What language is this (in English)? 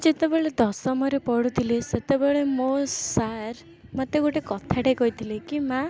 Odia